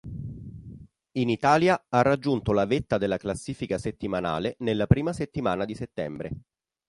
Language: Italian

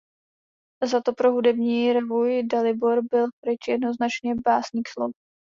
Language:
Czech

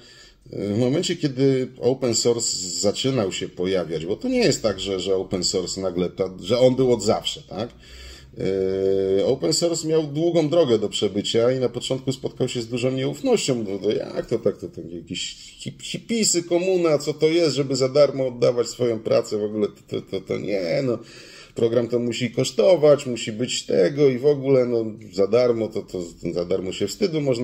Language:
Polish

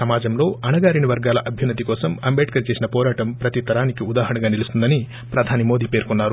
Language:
Telugu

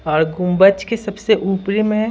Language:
Hindi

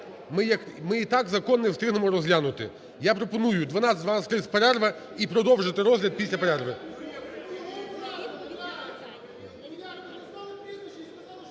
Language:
Ukrainian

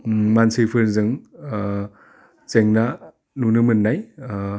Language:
Bodo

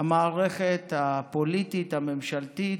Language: Hebrew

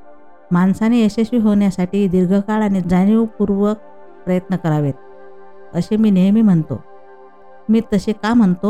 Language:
Marathi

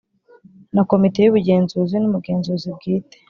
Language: Kinyarwanda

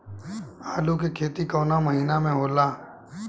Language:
Bhojpuri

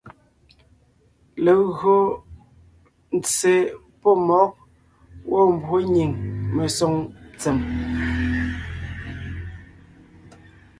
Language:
Ngiemboon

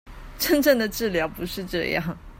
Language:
Chinese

